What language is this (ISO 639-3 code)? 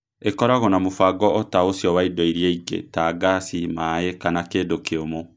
kik